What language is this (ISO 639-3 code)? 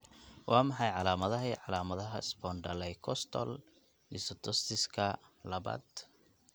som